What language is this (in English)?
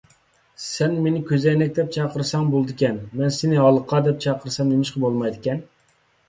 Uyghur